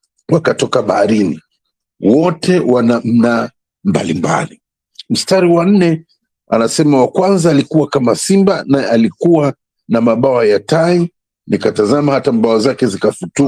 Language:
Swahili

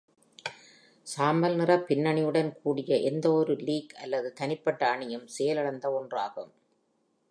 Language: Tamil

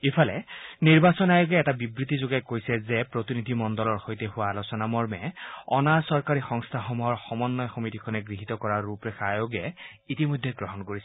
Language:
Assamese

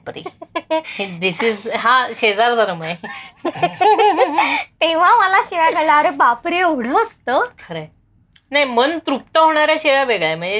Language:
Marathi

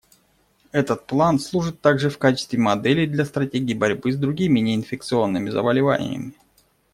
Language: Russian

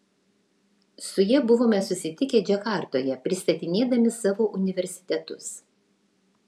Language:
Lithuanian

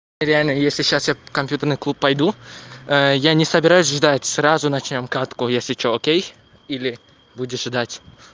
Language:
Russian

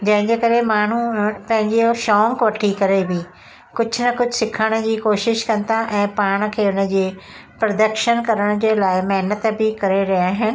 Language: Sindhi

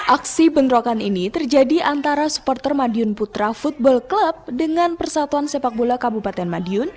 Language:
Indonesian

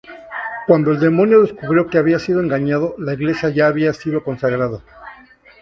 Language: Spanish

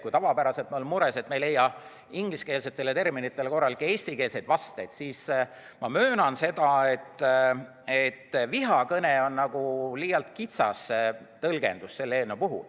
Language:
Estonian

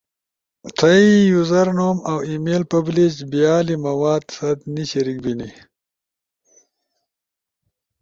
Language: Ushojo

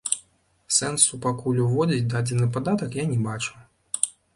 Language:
Belarusian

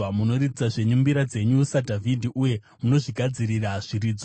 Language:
Shona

